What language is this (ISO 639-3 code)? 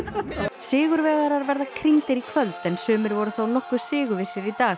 isl